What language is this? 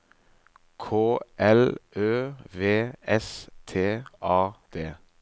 Norwegian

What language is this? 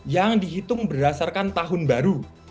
Indonesian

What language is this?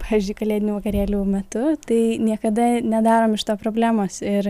Lithuanian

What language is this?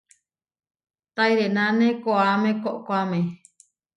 Huarijio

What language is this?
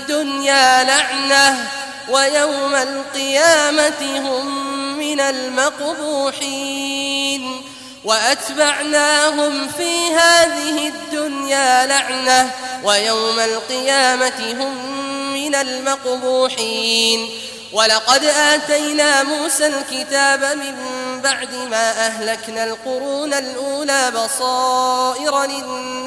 Arabic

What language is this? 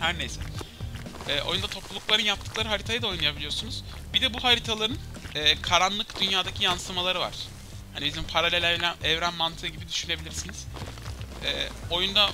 Turkish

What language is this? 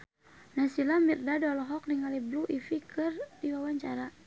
Sundanese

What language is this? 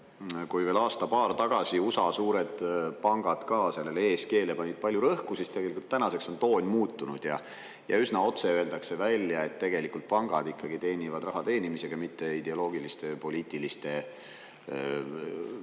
Estonian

